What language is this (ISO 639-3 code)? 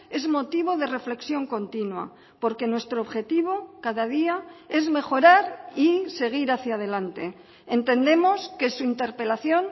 spa